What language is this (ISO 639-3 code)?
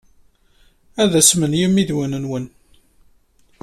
kab